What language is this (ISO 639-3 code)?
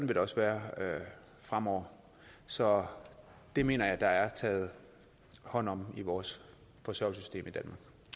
dan